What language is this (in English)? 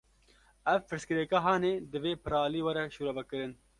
Kurdish